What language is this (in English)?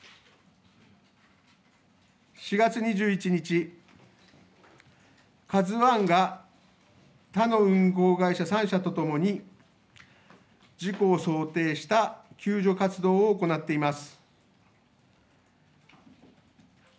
Japanese